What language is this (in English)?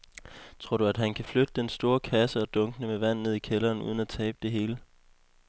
Danish